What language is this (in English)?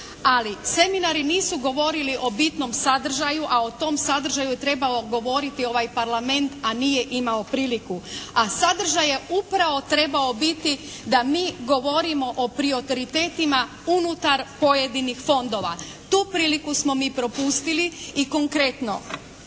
Croatian